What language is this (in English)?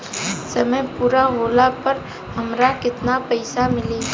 Bhojpuri